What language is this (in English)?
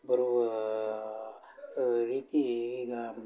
Kannada